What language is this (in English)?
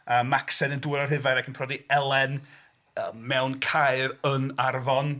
Welsh